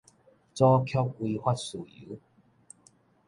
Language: Min Nan Chinese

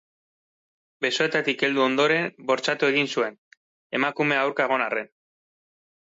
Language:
Basque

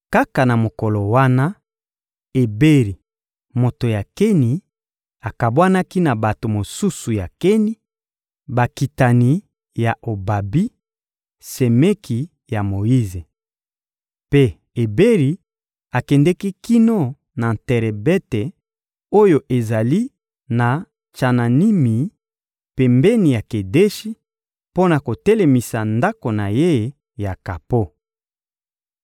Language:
Lingala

